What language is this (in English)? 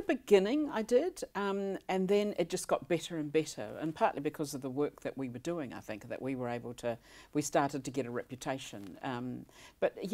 English